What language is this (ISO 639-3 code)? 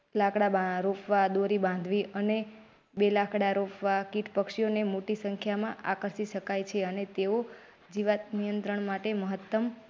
guj